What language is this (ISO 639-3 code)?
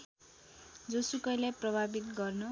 nep